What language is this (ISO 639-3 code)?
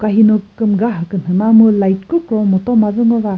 nri